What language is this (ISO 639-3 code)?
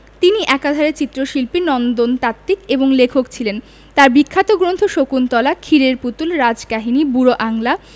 ben